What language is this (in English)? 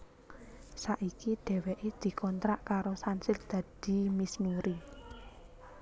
Javanese